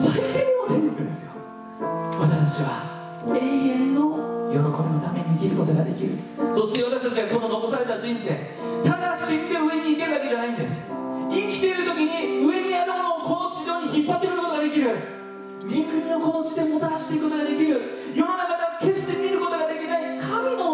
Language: Japanese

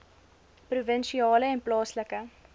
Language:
Afrikaans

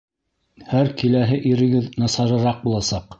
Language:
Bashkir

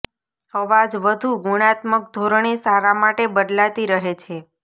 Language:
Gujarati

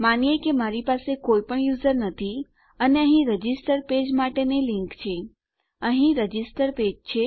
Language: Gujarati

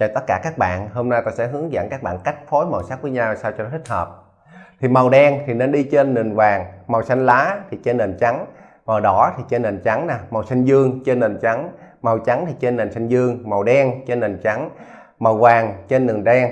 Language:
Vietnamese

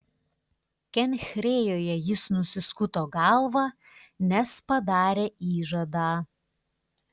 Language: Lithuanian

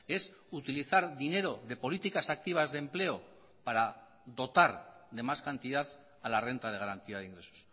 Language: Spanish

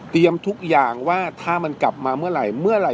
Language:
Thai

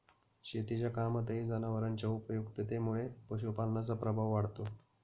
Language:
Marathi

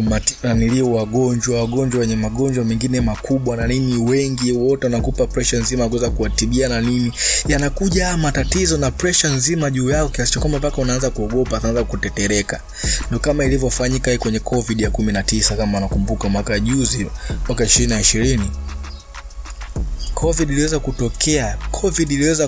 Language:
Swahili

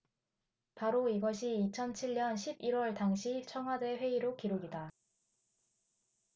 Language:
Korean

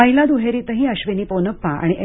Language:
Marathi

